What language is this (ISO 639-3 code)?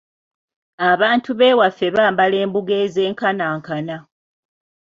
lug